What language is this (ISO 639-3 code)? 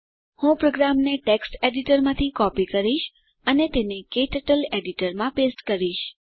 guj